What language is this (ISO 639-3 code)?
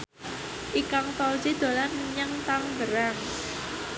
jav